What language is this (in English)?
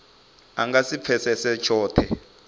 Venda